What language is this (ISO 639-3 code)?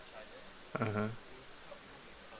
eng